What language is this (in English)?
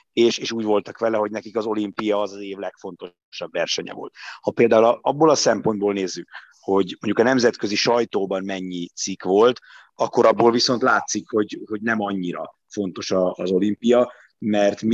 Hungarian